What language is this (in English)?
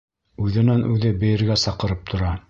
Bashkir